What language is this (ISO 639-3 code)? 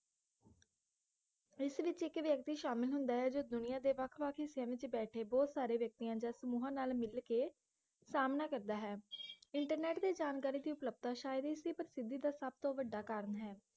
pan